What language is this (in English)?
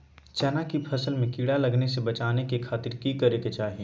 Magahi